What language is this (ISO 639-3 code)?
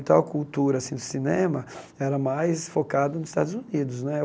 por